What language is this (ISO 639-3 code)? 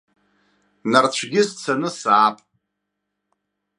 abk